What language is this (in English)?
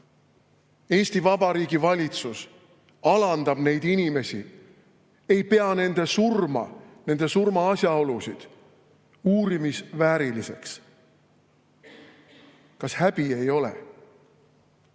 Estonian